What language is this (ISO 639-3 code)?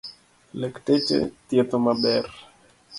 luo